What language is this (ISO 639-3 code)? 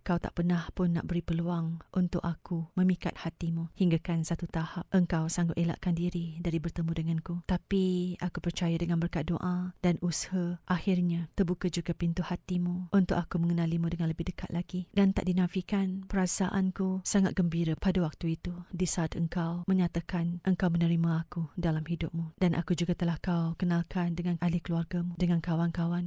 msa